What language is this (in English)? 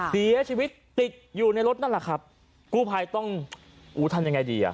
Thai